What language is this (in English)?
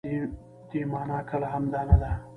Pashto